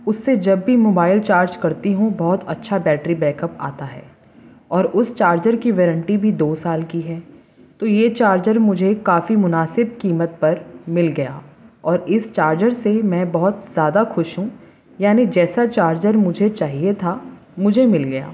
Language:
Urdu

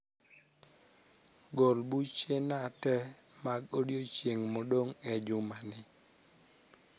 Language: Luo (Kenya and Tanzania)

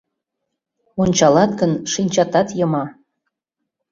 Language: Mari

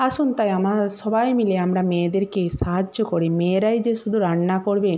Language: Bangla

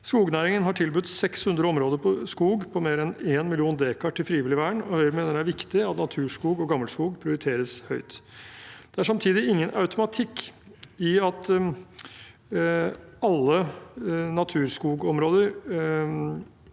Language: Norwegian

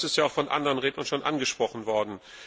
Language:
German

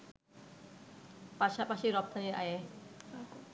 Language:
Bangla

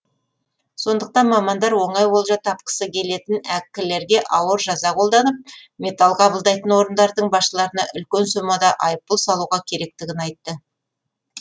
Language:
Kazakh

